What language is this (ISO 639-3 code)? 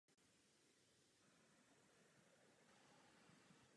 ces